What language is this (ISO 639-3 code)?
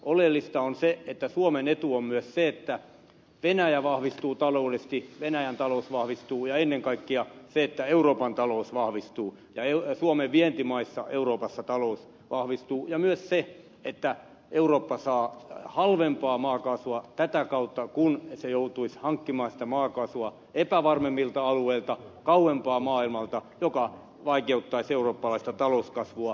fin